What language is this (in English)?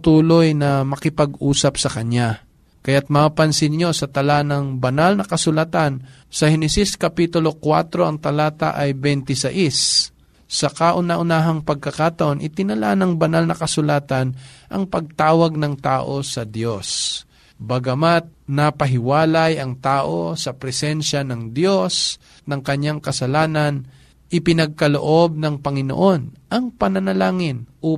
Filipino